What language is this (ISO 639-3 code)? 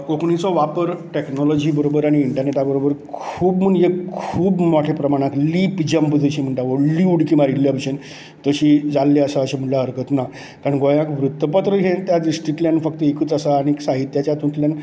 kok